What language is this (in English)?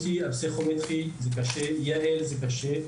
Hebrew